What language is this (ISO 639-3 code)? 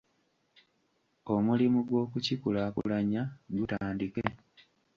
lug